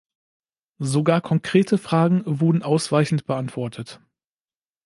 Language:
German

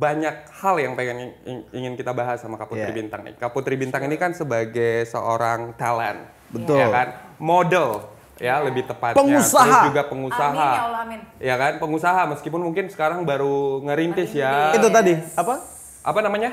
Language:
Indonesian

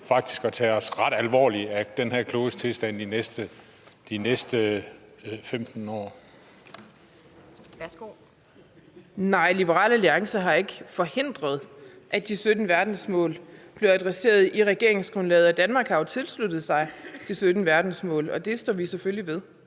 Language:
Danish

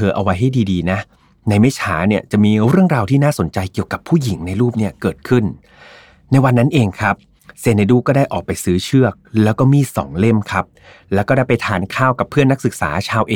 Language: Thai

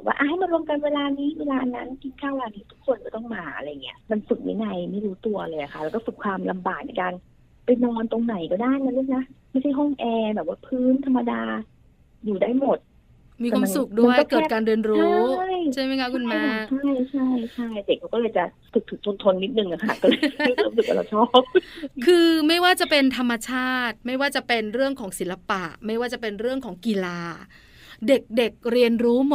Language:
Thai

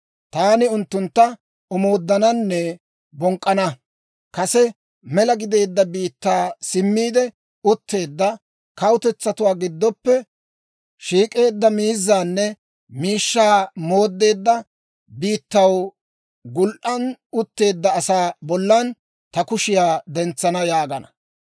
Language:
Dawro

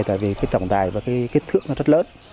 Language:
Vietnamese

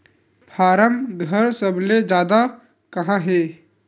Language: Chhattisgarhi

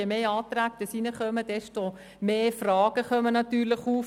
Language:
Swiss German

